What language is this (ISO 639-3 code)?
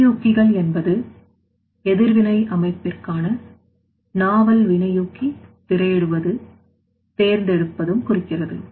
tam